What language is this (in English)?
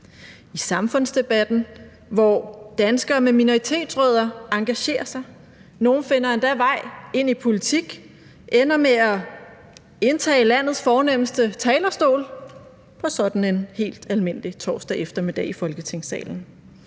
Danish